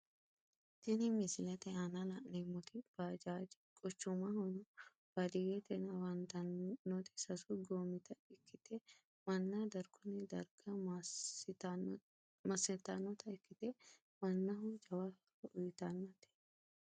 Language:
Sidamo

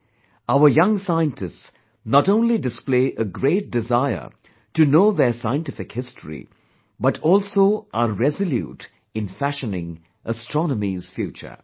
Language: English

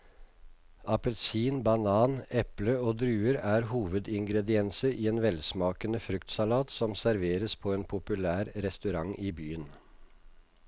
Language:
Norwegian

